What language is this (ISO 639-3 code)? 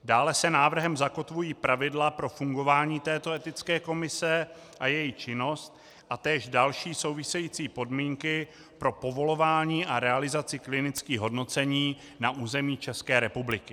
ces